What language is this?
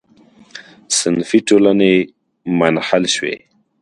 Pashto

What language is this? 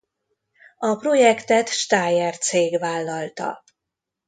Hungarian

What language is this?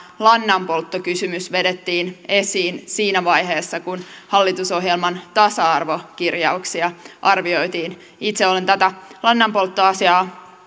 Finnish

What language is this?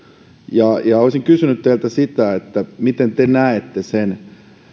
Finnish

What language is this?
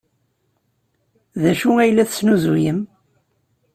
Kabyle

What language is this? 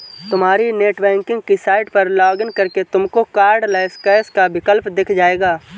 Hindi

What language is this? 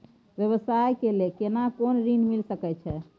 Maithili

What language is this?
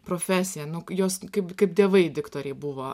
Lithuanian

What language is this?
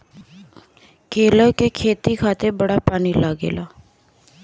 Bhojpuri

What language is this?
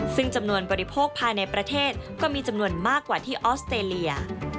Thai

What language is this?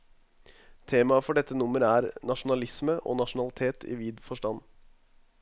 Norwegian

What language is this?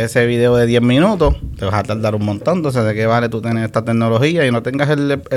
Spanish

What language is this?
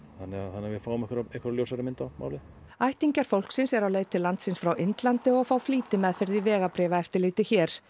Icelandic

